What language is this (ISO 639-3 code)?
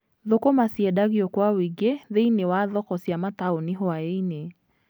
kik